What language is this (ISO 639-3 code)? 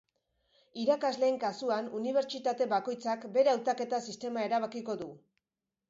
eus